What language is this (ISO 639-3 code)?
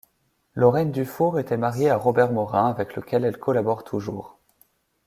fra